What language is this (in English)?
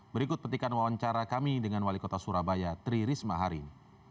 Indonesian